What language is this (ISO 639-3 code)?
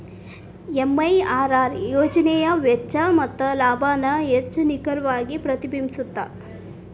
kan